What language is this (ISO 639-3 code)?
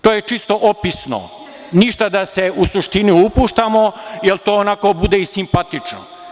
srp